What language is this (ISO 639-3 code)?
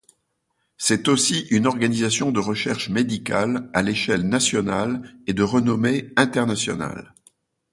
fra